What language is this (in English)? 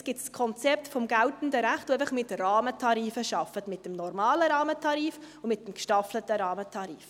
Swiss German